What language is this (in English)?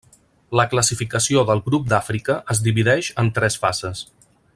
Catalan